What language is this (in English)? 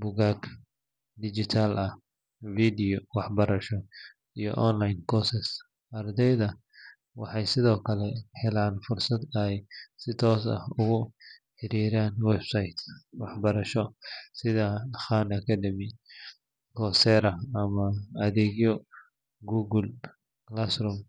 Somali